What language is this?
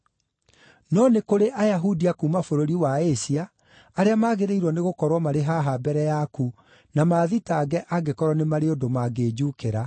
Kikuyu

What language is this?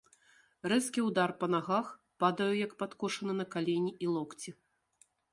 Belarusian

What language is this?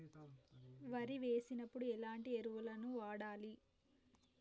Telugu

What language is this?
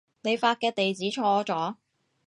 Cantonese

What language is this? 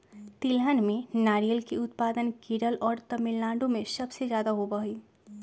Magahi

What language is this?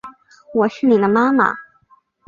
Chinese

